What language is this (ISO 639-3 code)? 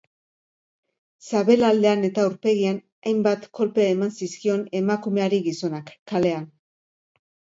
eus